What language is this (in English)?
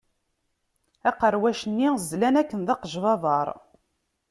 Kabyle